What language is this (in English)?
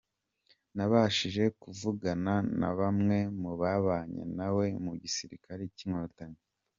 Kinyarwanda